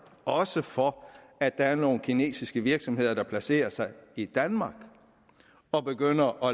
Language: Danish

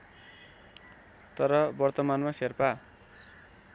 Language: Nepali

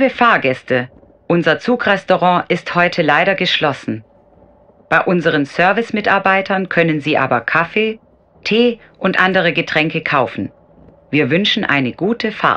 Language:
German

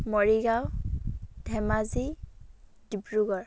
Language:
Assamese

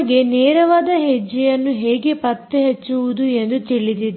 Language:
Kannada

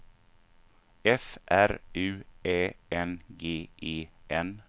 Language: Swedish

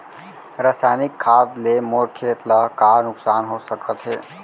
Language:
Chhattisgarhi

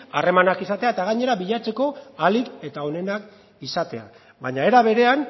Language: Basque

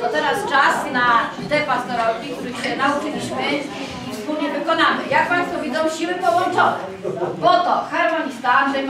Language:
Polish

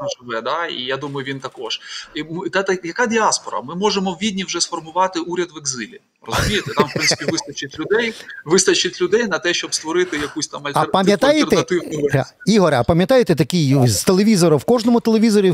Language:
Ukrainian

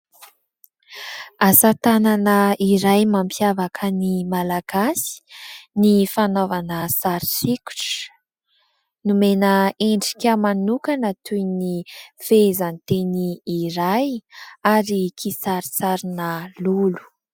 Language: Malagasy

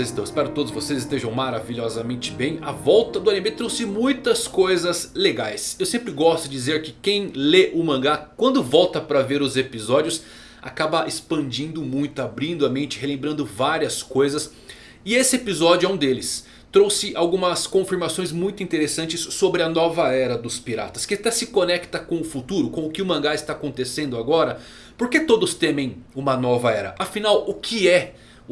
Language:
Portuguese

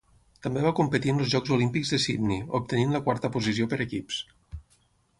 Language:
Catalan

